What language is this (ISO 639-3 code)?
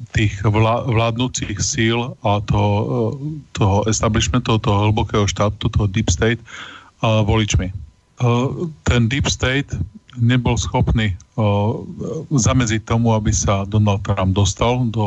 slk